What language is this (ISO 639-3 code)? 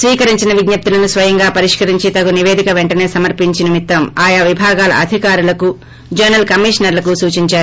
tel